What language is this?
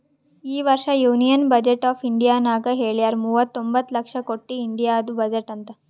Kannada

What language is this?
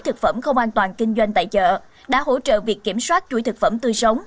Vietnamese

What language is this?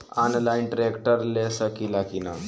Bhojpuri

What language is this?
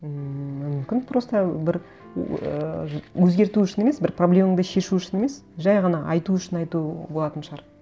Kazakh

